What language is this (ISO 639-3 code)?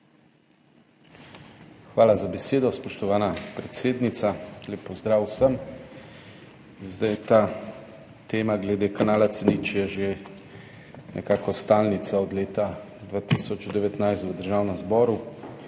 slv